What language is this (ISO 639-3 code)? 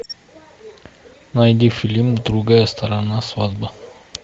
rus